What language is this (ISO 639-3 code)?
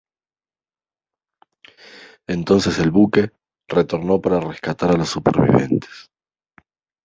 spa